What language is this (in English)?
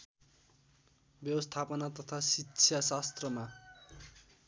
Nepali